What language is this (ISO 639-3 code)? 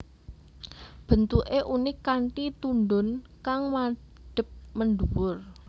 jav